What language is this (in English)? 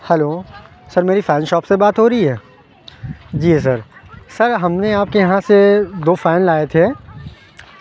Urdu